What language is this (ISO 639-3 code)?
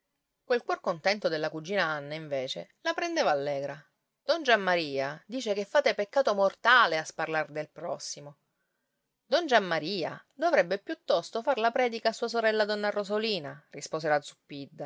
ita